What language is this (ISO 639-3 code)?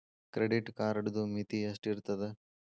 kan